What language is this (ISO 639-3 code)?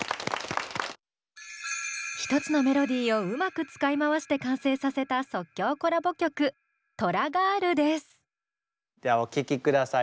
jpn